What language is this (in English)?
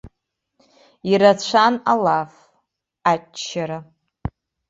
Abkhazian